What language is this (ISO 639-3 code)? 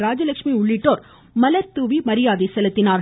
tam